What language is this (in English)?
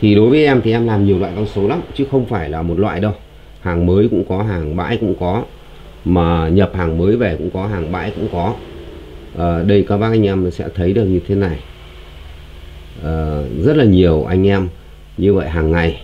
Vietnamese